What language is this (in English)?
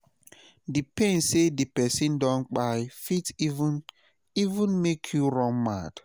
Nigerian Pidgin